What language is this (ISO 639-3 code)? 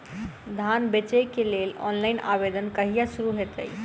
mai